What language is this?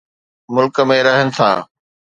Sindhi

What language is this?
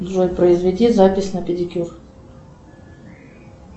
Russian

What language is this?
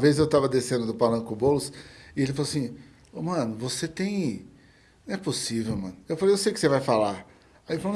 Portuguese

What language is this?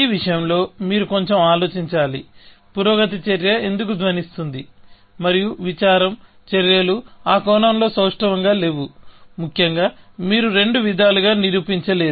Telugu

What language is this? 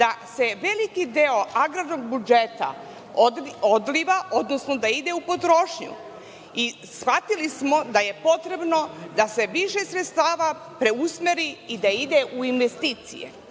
Serbian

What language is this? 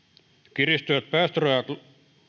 Finnish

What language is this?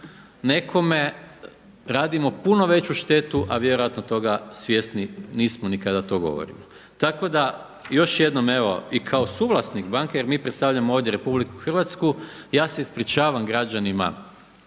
Croatian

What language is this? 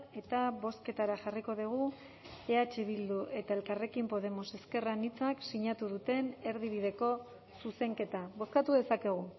Basque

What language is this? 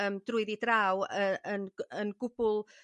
Welsh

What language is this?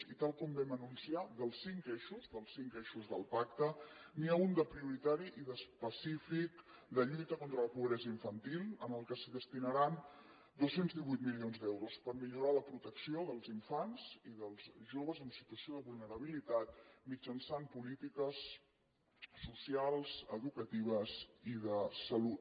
Catalan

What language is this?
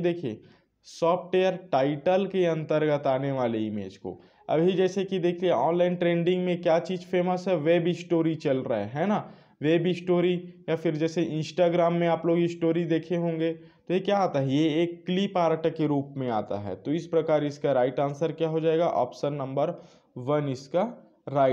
Hindi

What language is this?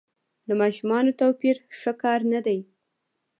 Pashto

